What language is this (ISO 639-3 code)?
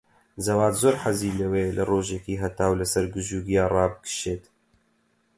ckb